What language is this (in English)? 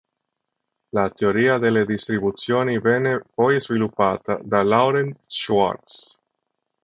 Italian